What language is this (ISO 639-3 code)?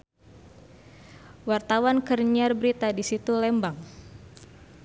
sun